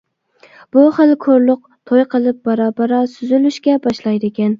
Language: Uyghur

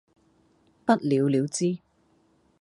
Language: Cantonese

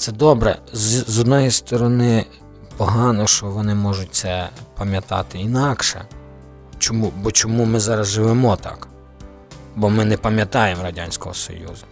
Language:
Ukrainian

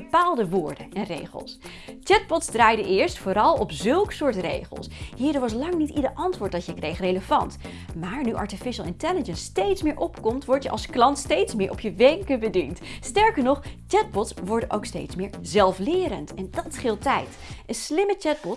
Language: Dutch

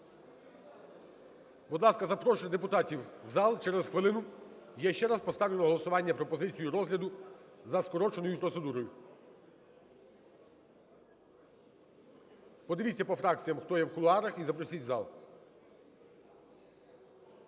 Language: Ukrainian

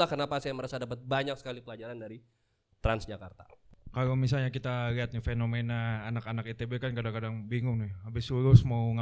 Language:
Indonesian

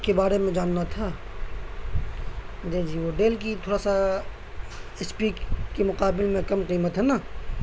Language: Urdu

